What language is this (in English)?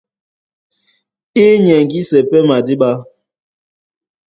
Duala